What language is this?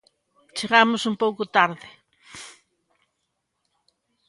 Galician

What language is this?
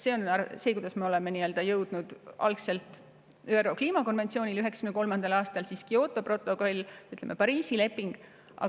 Estonian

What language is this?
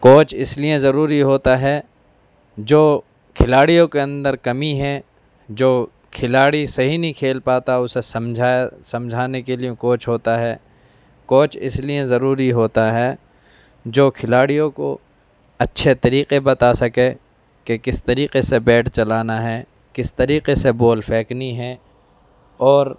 Urdu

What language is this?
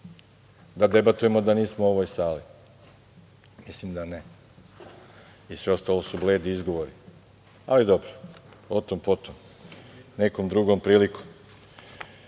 Serbian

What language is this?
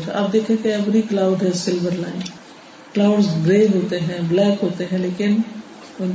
Urdu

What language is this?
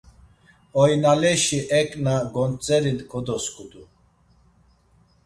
Laz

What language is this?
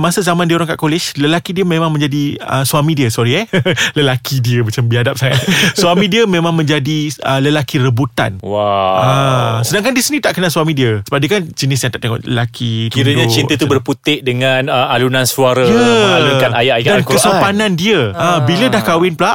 Malay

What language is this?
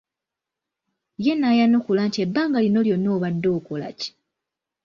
Ganda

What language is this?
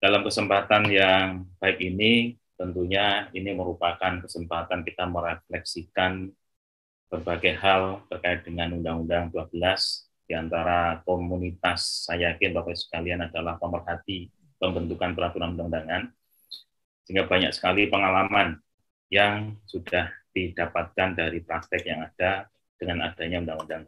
Indonesian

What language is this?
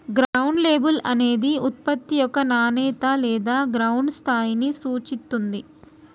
Telugu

